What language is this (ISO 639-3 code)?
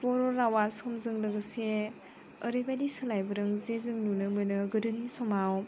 brx